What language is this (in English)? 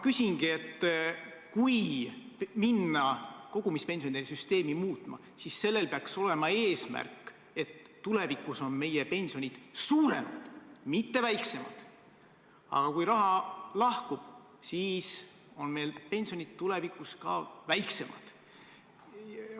Estonian